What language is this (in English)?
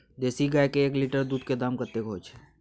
Maithili